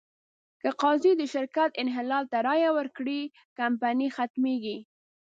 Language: Pashto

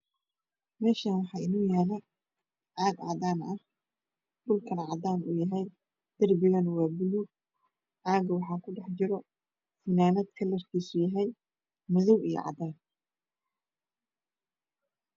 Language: Somali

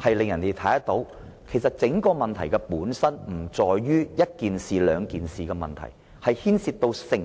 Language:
Cantonese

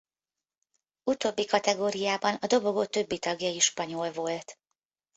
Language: Hungarian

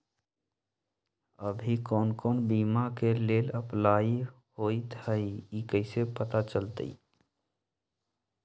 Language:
Magahi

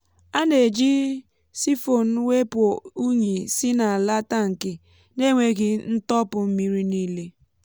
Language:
Igbo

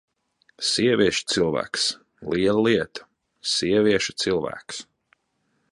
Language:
Latvian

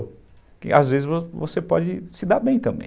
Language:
Portuguese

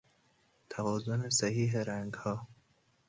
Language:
Persian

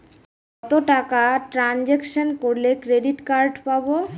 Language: Bangla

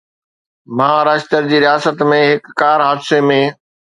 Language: Sindhi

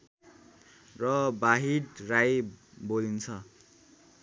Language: Nepali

